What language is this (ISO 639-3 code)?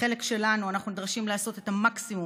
heb